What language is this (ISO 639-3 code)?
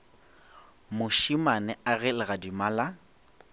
nso